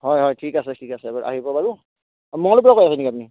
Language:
Assamese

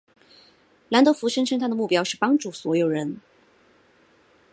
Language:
Chinese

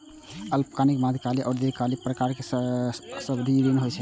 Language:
Maithili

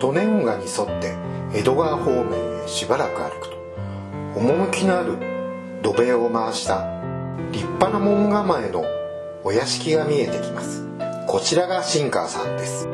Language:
Japanese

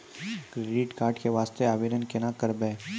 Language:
Maithili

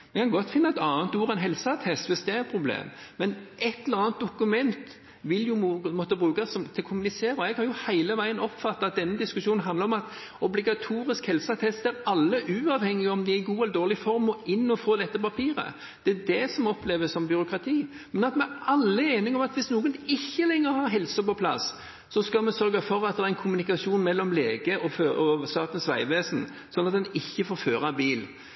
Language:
Norwegian Bokmål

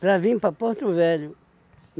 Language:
Portuguese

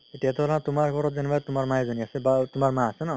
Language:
Assamese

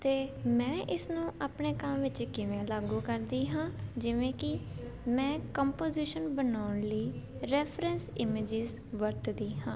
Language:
Punjabi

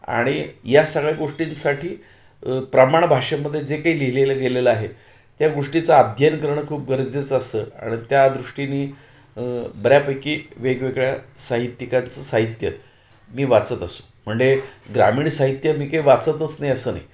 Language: Marathi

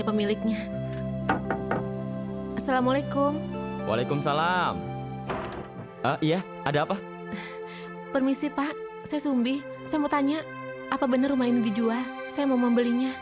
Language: Indonesian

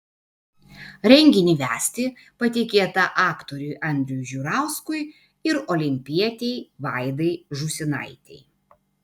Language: Lithuanian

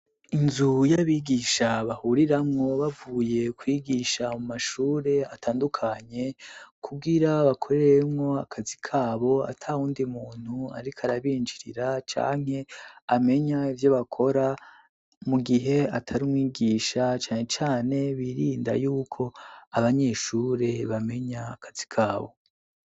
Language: Rundi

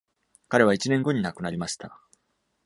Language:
Japanese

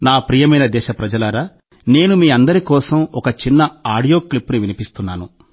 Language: Telugu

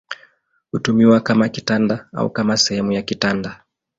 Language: Swahili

